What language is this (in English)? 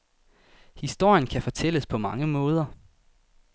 Danish